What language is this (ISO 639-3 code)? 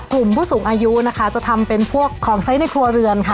tha